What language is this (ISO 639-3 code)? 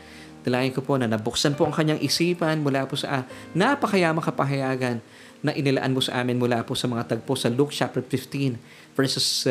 fil